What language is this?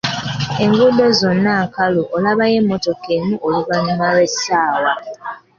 Ganda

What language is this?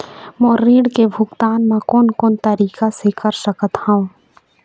Chhattisgarhi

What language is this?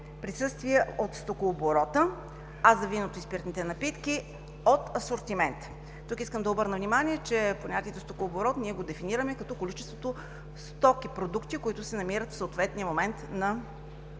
Bulgarian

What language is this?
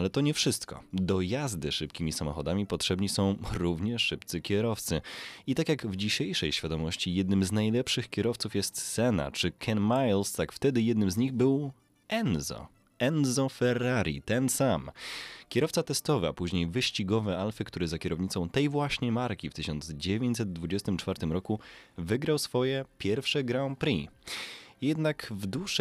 Polish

